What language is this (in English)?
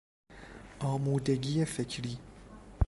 Persian